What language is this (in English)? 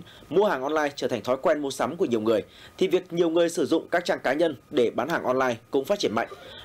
Vietnamese